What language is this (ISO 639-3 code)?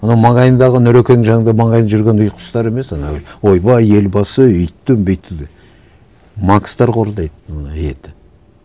kaz